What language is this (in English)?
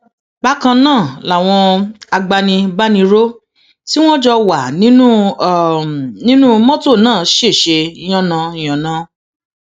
Yoruba